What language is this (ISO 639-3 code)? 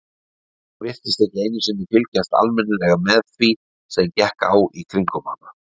isl